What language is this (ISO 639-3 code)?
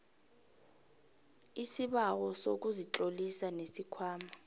nbl